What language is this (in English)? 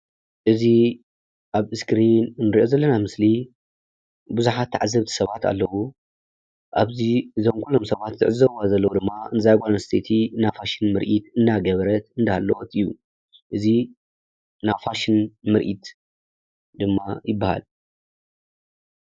Tigrinya